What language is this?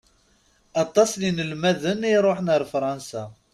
Kabyle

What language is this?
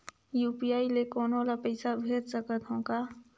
Chhattisgarhi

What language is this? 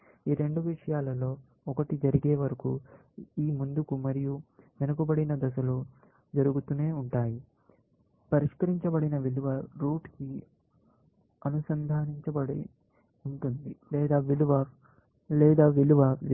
Telugu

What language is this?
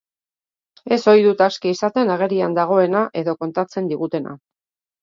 Basque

